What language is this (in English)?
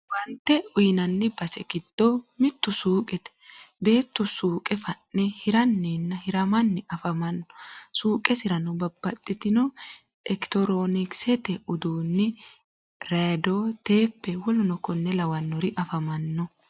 Sidamo